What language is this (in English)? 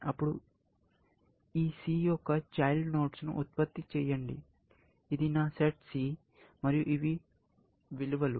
Telugu